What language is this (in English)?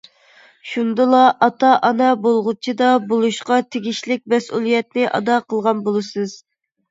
Uyghur